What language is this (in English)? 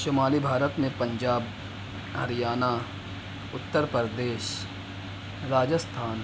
Urdu